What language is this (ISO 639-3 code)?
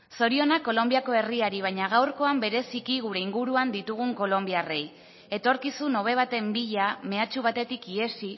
eus